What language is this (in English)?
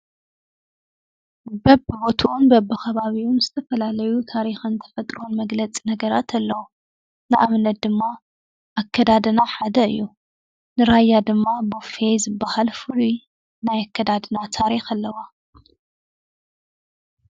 Tigrinya